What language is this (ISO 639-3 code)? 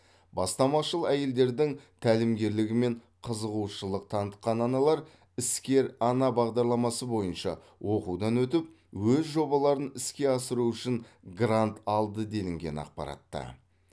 kaz